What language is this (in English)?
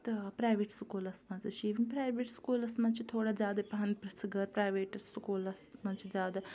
Kashmiri